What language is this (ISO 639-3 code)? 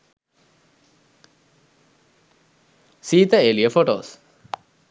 sin